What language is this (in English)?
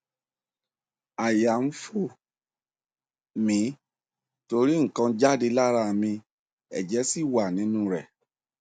Yoruba